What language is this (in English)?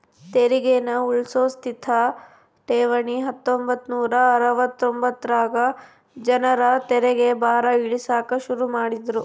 Kannada